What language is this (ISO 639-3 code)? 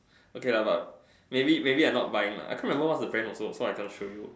eng